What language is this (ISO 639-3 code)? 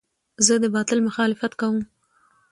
pus